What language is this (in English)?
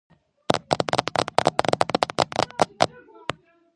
Georgian